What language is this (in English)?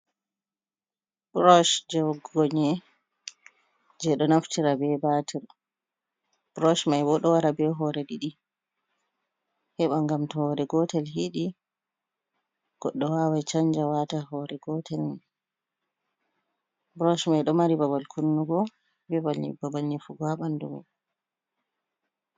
Fula